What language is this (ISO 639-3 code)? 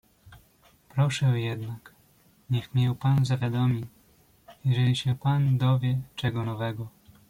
pol